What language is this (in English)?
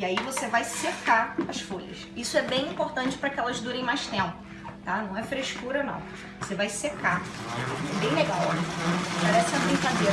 Portuguese